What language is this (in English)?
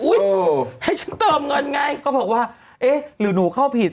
Thai